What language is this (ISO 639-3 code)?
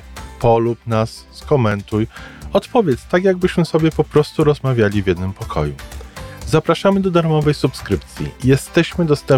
pol